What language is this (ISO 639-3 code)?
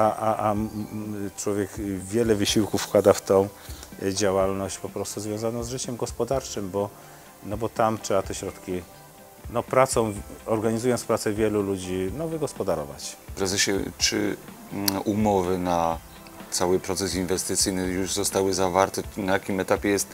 pol